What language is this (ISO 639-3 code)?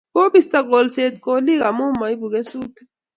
kln